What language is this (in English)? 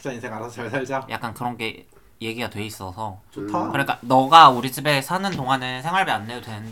Korean